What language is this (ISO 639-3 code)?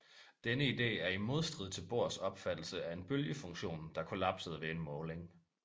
dan